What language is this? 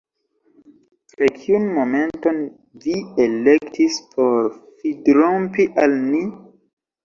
Esperanto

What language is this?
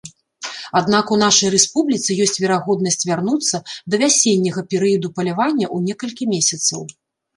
Belarusian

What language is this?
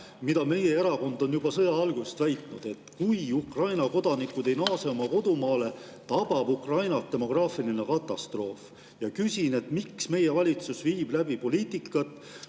Estonian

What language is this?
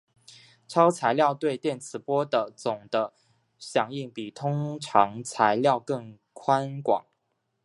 Chinese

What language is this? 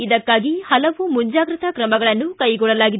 Kannada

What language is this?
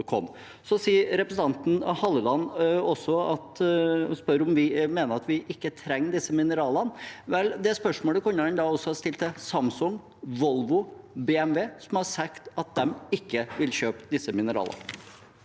Norwegian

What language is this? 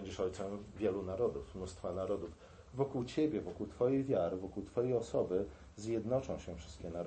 Polish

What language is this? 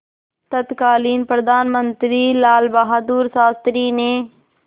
Hindi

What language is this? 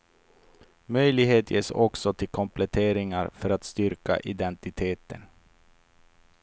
Swedish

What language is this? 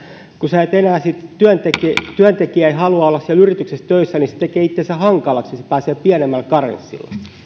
Finnish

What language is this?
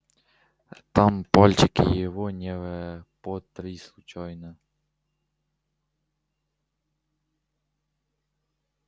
Russian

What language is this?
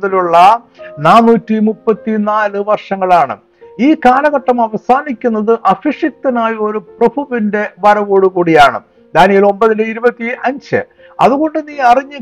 Malayalam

